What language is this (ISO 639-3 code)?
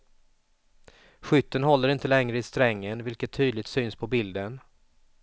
swe